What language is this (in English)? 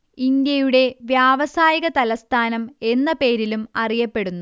Malayalam